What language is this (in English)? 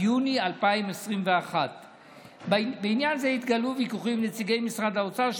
Hebrew